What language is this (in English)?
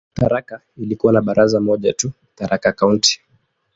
Swahili